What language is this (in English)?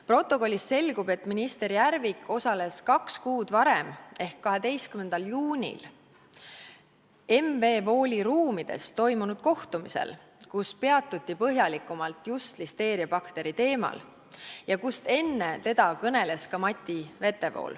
Estonian